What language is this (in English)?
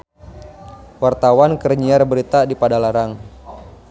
Sundanese